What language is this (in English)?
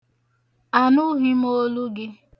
Igbo